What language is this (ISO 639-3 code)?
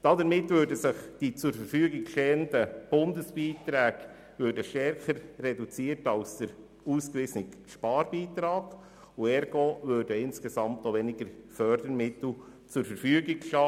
gsw